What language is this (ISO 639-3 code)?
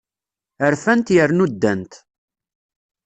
kab